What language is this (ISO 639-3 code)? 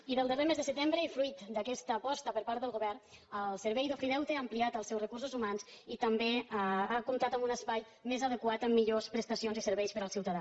cat